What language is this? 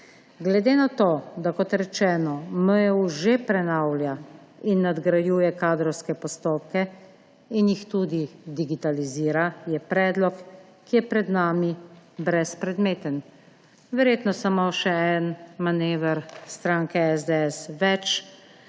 Slovenian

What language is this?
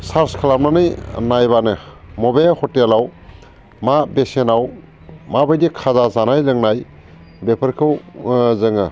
Bodo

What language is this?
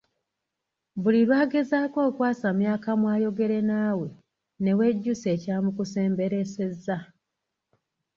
Ganda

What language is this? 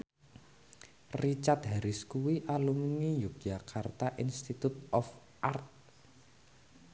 Javanese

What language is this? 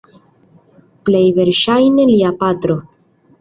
Esperanto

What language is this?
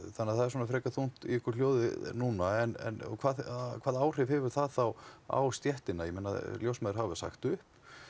Icelandic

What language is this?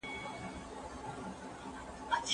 Pashto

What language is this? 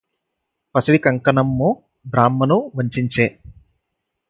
Telugu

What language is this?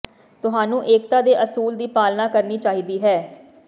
Punjabi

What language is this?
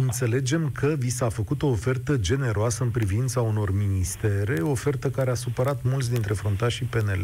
Romanian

